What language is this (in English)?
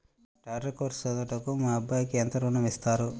Telugu